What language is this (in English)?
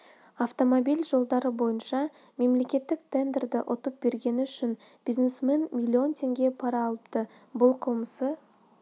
Kazakh